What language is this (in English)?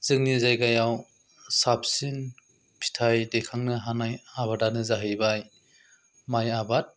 Bodo